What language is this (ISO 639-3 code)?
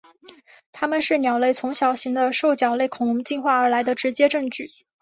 zho